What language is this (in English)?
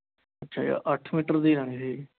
Punjabi